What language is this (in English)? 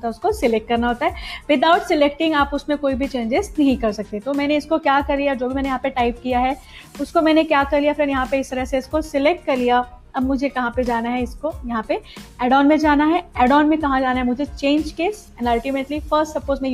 Hindi